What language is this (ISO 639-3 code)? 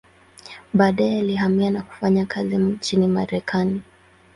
swa